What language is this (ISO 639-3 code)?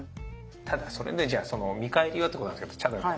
jpn